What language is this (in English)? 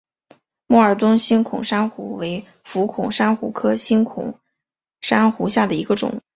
Chinese